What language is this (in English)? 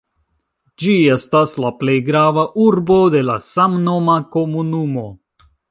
Esperanto